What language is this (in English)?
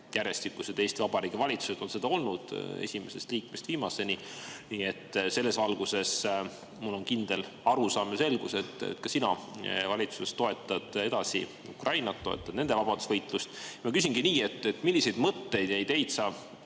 Estonian